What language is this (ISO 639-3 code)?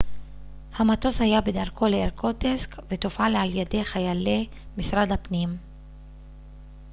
heb